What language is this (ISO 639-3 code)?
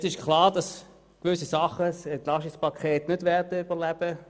gsw